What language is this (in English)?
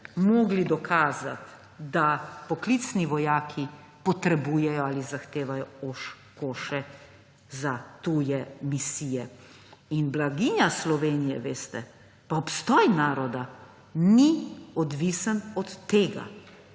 Slovenian